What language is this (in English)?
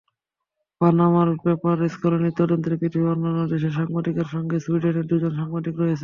Bangla